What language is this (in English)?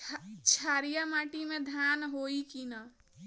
Bhojpuri